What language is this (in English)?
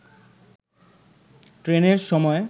Bangla